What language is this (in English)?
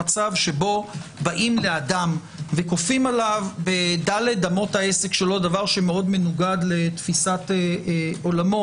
Hebrew